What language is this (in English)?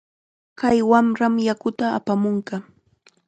Chiquián Ancash Quechua